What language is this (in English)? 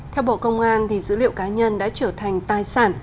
Vietnamese